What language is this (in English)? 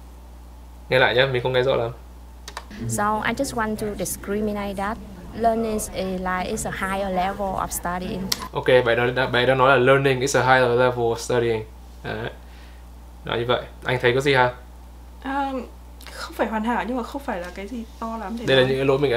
Vietnamese